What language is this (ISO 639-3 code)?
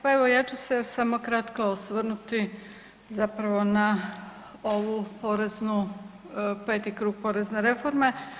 hrv